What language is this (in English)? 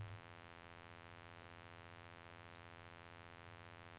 Norwegian